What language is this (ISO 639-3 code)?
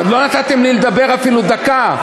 heb